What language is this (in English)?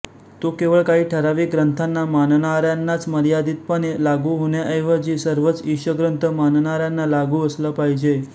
Marathi